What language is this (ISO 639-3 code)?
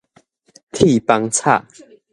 nan